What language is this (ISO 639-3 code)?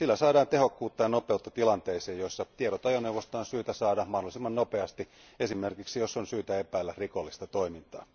fin